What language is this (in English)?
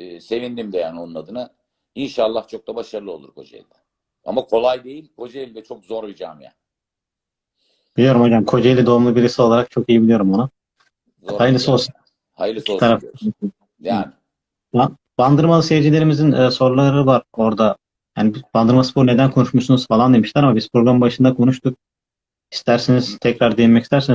Turkish